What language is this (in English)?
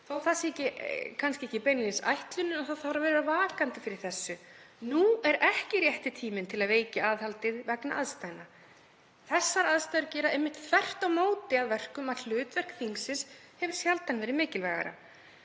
Icelandic